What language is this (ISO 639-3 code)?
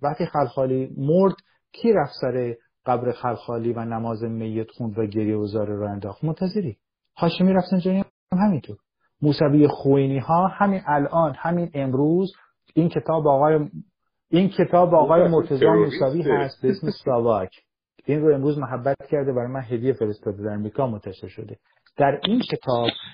fas